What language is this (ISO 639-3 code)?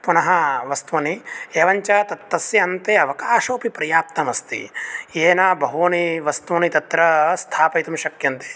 san